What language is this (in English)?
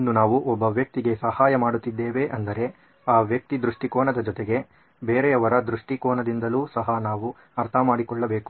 Kannada